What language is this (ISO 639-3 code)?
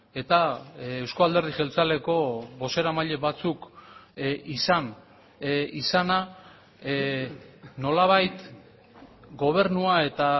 eus